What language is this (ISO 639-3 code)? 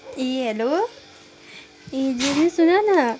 nep